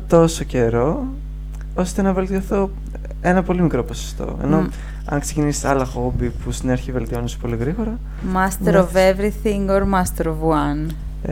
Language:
Greek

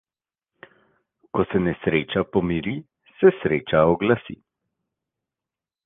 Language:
Slovenian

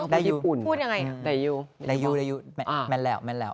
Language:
Thai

